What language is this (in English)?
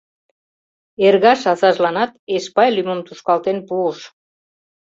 Mari